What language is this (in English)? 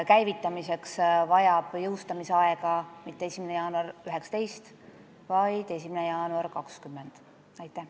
Estonian